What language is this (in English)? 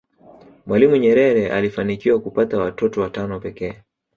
Swahili